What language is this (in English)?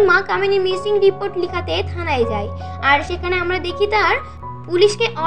Hindi